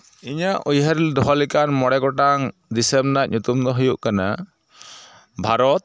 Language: Santali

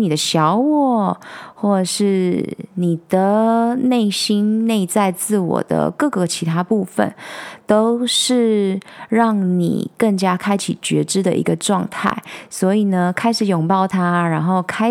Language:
Chinese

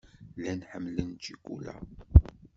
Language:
Kabyle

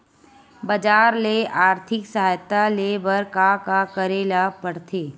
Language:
Chhattisgarhi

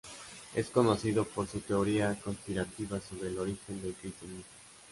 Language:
Spanish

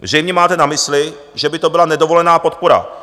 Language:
Czech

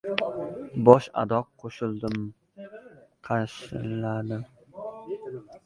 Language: Uzbek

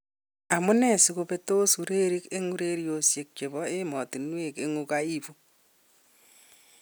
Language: Kalenjin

